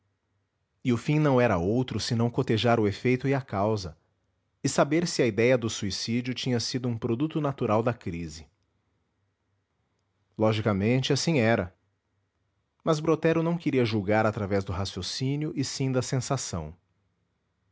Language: Portuguese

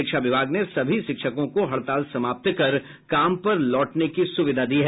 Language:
Hindi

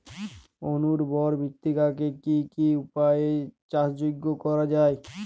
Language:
Bangla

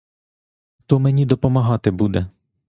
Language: Ukrainian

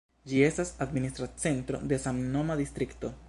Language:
Esperanto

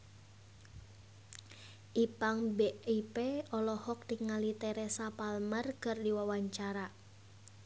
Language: Sundanese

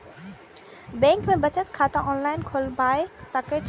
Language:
Maithili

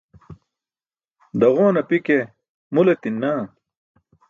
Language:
Burushaski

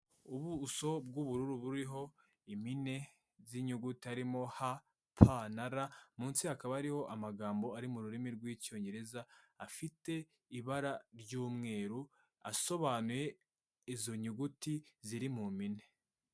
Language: Kinyarwanda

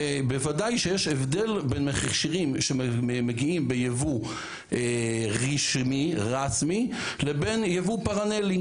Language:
Hebrew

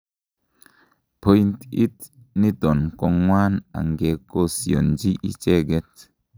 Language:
Kalenjin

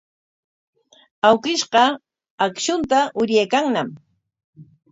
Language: Corongo Ancash Quechua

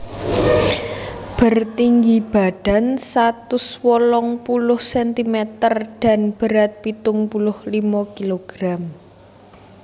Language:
Javanese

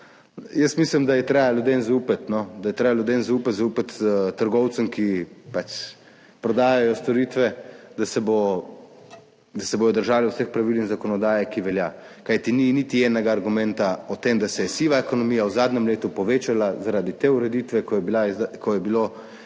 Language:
Slovenian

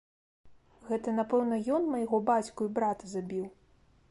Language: Belarusian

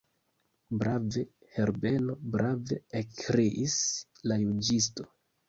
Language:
Esperanto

